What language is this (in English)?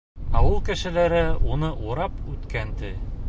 Bashkir